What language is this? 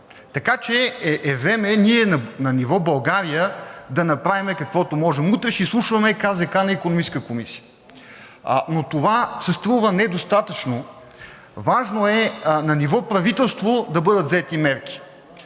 Bulgarian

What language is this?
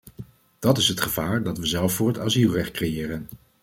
Dutch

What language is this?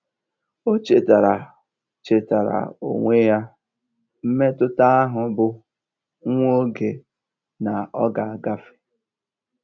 Igbo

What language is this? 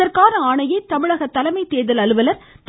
Tamil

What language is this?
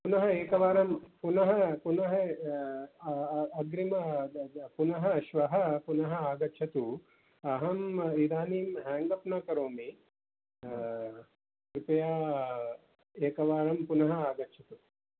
Sanskrit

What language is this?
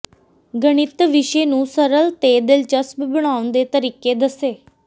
Punjabi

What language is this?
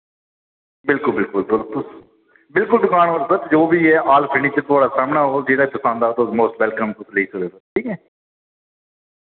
Dogri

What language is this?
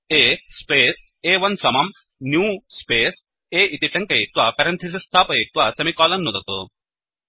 Sanskrit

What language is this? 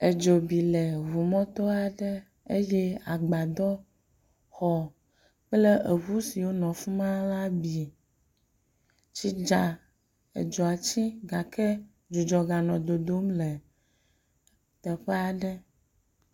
Ewe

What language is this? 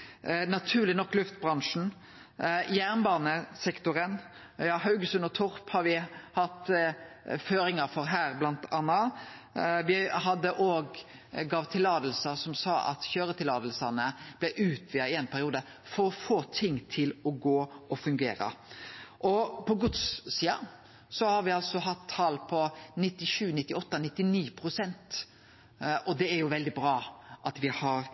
Norwegian Nynorsk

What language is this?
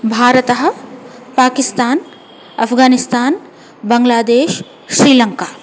Sanskrit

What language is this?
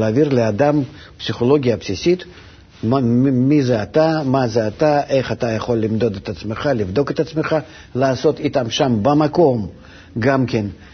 Hebrew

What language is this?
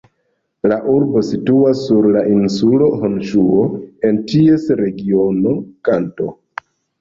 Esperanto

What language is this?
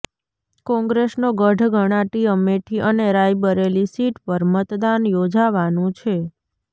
Gujarati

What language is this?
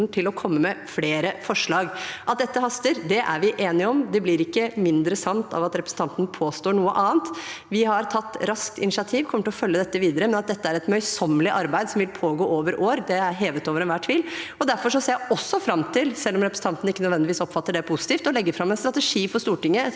Norwegian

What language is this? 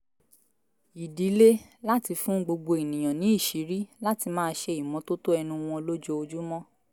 Yoruba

